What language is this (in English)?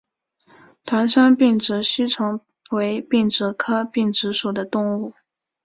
Chinese